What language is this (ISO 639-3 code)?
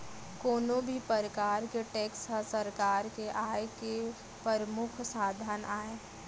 hne